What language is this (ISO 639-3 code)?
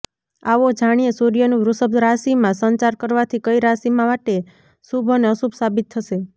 guj